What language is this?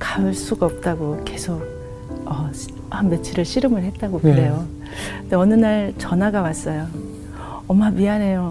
Korean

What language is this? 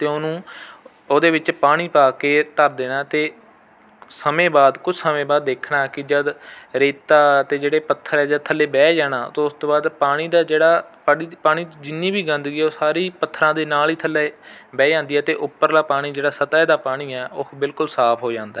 Punjabi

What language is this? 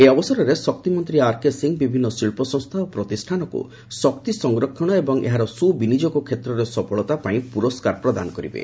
Odia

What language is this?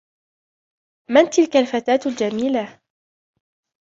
Arabic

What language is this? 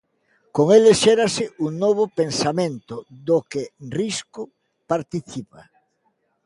Galician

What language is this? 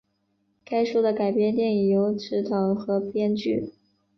Chinese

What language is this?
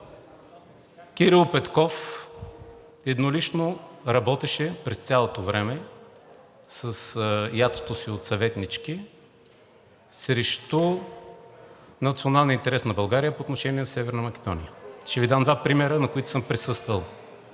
Bulgarian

